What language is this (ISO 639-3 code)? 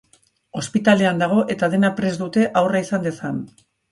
eus